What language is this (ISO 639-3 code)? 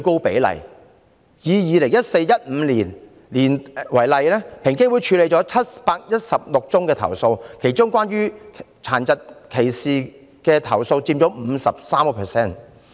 yue